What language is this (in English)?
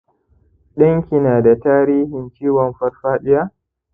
Hausa